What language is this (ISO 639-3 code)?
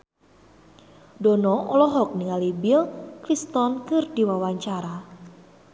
sun